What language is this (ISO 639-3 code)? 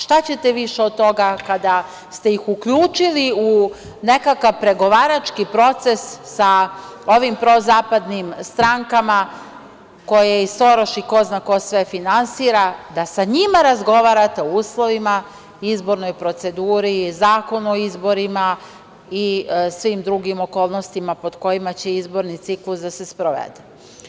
srp